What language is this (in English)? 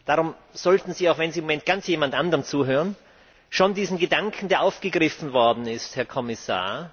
German